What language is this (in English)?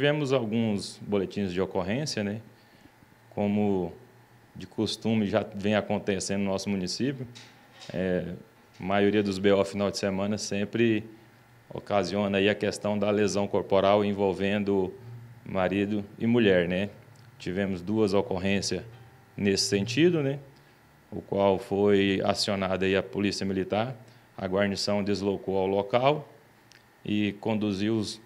Portuguese